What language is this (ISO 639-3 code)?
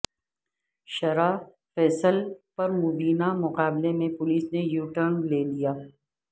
urd